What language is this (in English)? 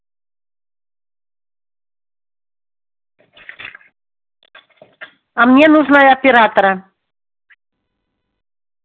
Russian